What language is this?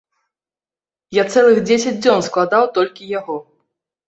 Belarusian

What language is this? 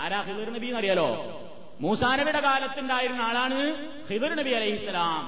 Malayalam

